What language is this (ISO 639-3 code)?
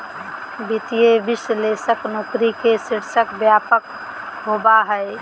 mag